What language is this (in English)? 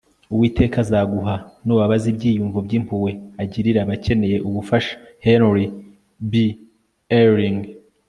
Kinyarwanda